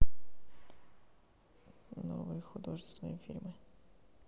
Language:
Russian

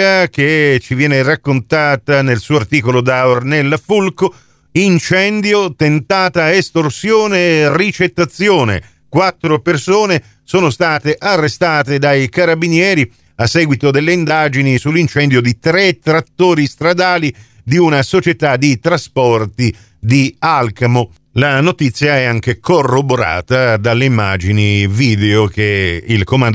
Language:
Italian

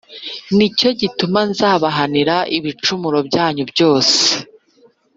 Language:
Kinyarwanda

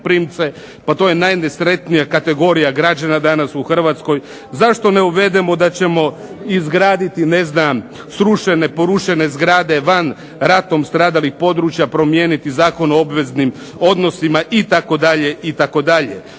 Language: Croatian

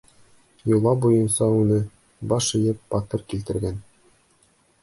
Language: Bashkir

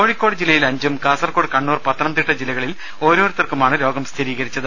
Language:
Malayalam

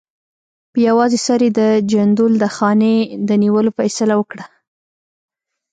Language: Pashto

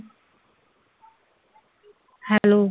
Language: Punjabi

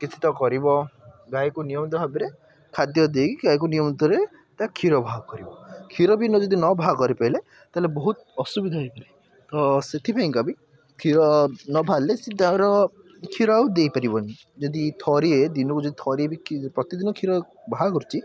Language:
Odia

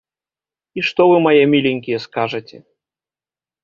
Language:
Belarusian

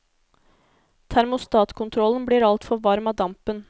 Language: Norwegian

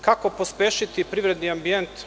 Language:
Serbian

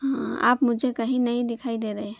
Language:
Urdu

